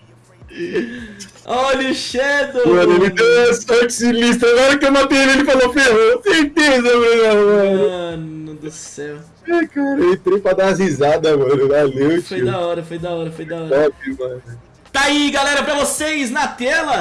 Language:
Portuguese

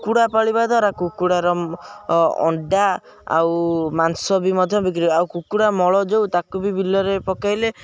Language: Odia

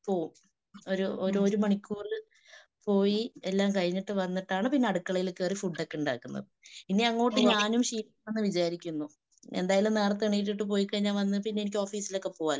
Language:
Malayalam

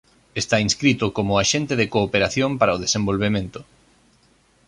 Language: Galician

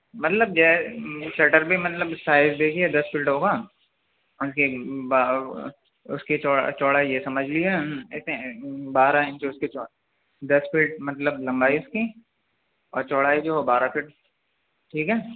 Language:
Urdu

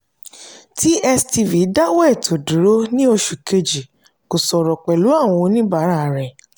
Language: Yoruba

